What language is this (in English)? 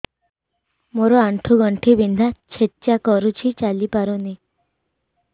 Odia